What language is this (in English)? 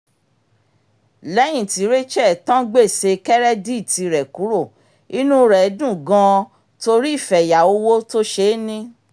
Yoruba